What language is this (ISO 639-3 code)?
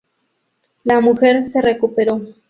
spa